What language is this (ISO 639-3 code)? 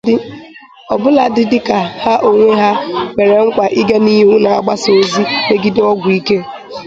ibo